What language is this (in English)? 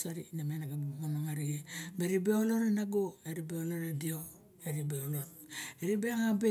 Barok